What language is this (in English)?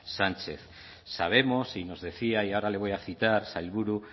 Spanish